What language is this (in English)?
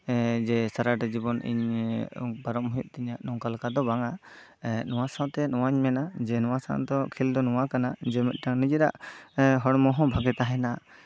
Santali